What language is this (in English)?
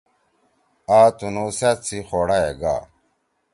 Torwali